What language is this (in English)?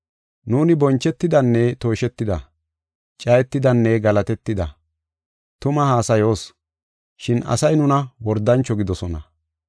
Gofa